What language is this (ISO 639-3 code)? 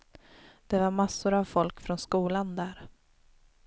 swe